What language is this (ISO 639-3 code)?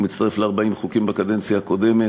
heb